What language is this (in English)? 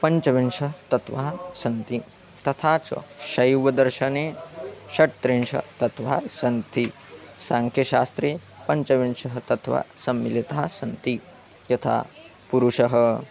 Sanskrit